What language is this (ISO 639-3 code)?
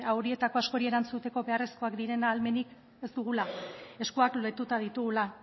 eus